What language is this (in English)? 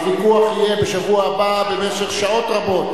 Hebrew